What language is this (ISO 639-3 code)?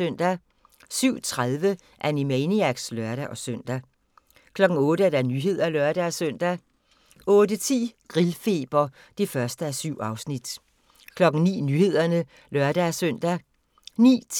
dan